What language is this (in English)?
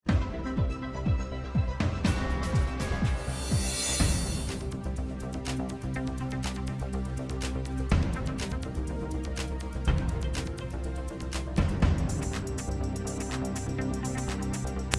Vietnamese